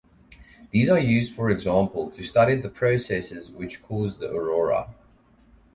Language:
English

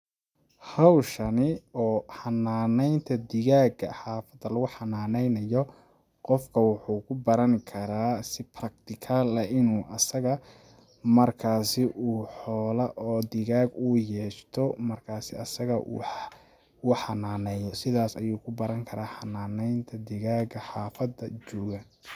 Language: Somali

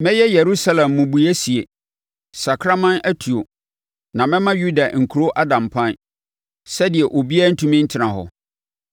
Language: Akan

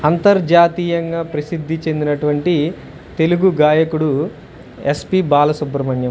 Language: Telugu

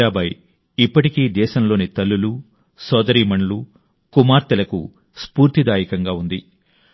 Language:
Telugu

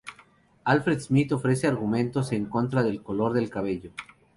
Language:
Spanish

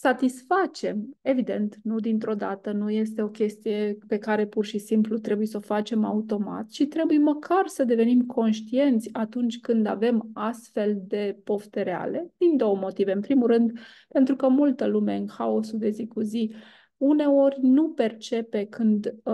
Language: Romanian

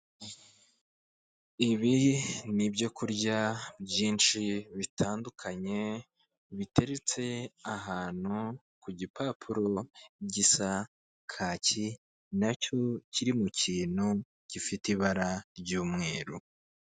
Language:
Kinyarwanda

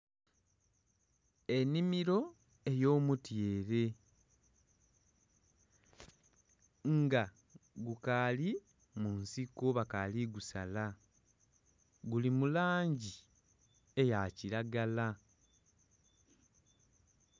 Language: Soga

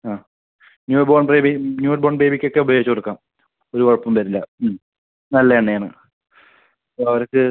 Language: Malayalam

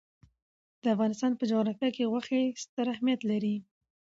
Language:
Pashto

